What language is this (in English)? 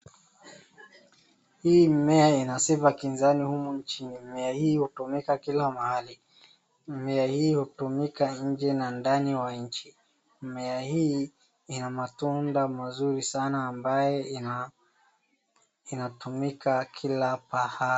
Swahili